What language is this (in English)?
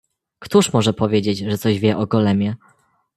Polish